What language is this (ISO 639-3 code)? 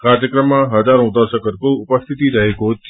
nep